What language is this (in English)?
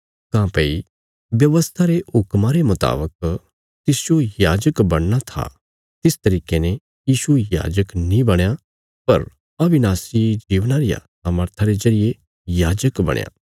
Bilaspuri